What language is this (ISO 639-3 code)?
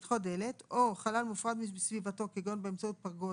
heb